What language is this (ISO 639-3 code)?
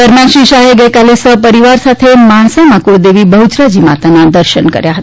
guj